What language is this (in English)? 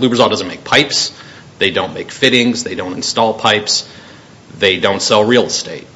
English